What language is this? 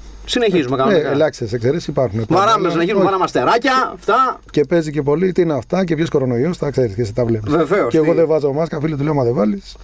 Greek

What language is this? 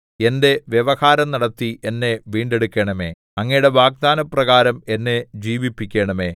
Malayalam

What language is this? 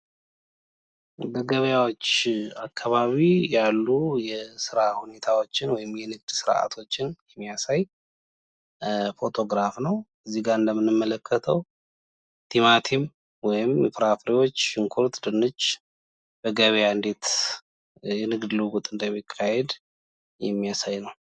Amharic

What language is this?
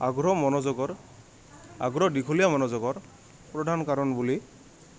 Assamese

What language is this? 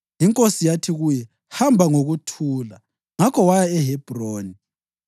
North Ndebele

